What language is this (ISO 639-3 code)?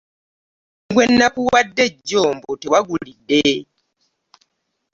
lug